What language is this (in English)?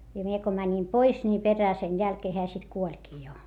Finnish